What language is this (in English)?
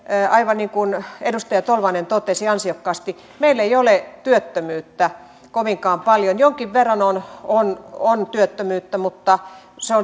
Finnish